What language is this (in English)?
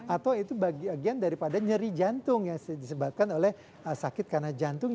Indonesian